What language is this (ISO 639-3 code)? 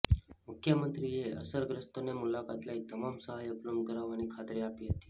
guj